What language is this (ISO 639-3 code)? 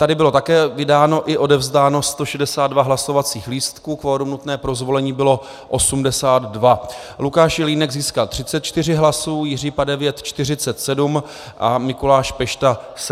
ces